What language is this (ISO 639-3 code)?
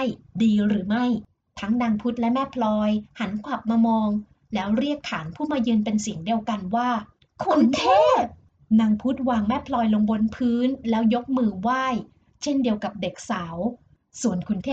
tha